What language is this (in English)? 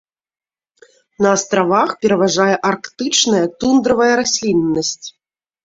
Belarusian